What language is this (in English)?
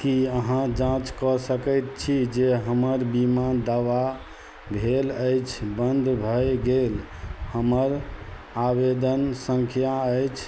Maithili